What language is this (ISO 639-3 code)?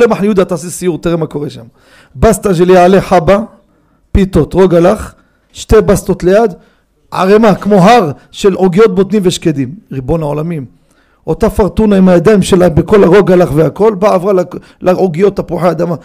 heb